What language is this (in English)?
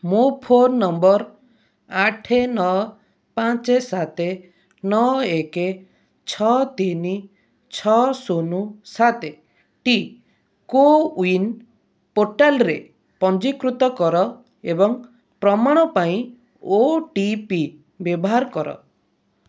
Odia